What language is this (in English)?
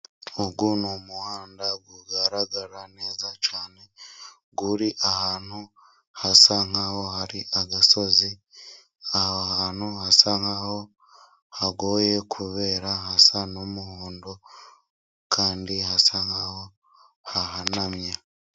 Kinyarwanda